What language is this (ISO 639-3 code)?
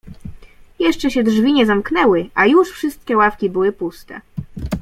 pol